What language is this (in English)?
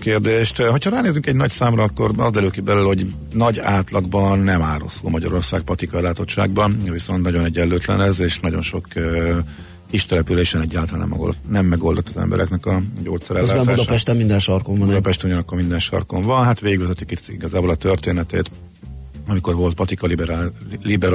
Hungarian